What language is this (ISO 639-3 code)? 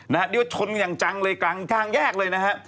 tha